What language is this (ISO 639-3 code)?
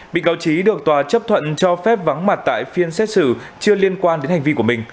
vie